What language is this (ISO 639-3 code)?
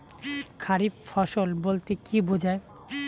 ben